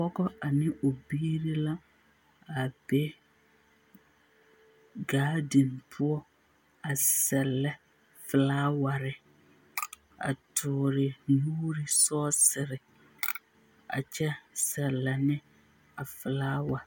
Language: Southern Dagaare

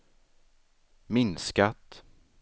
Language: Swedish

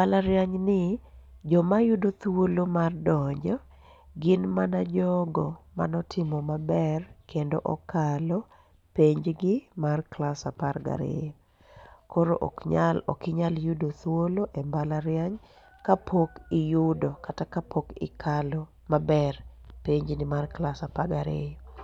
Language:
Luo (Kenya and Tanzania)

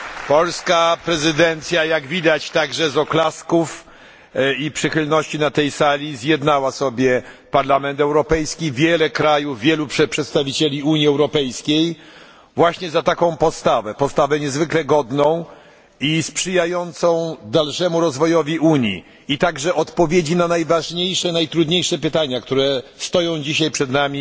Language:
Polish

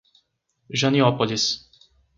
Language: Portuguese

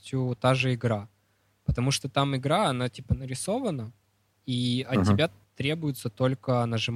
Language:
Russian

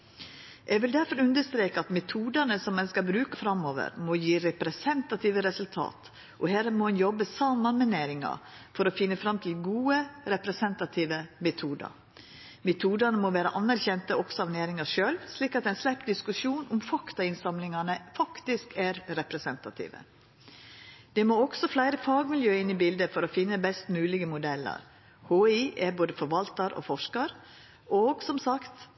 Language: Norwegian Nynorsk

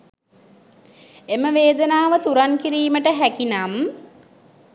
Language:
Sinhala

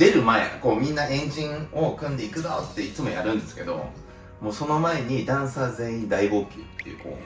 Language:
Japanese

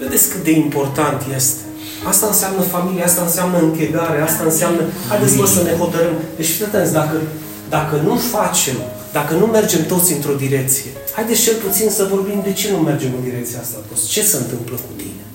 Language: Romanian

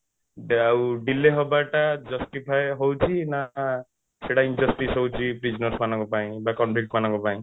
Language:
Odia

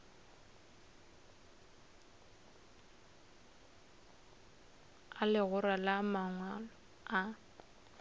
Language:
Northern Sotho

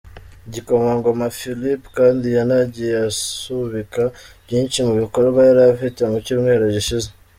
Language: Kinyarwanda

